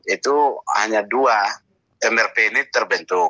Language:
Indonesian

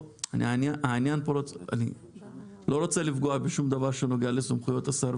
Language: Hebrew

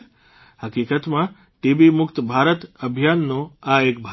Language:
Gujarati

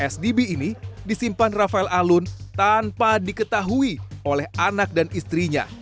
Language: Indonesian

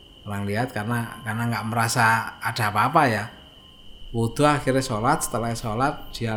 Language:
Indonesian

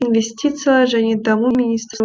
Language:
Kazakh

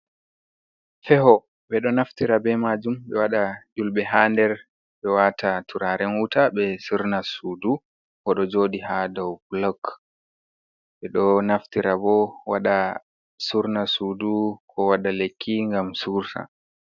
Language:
Fula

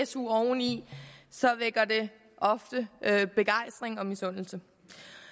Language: Danish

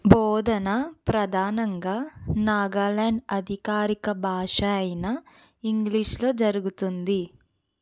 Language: Telugu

